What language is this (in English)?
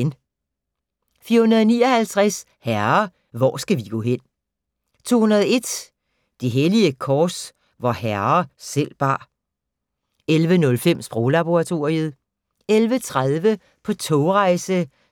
Danish